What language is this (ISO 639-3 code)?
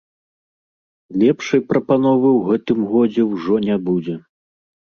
bel